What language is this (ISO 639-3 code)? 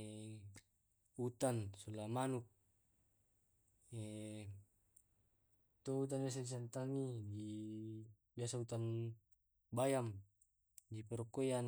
rob